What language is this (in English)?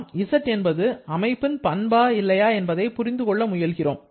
Tamil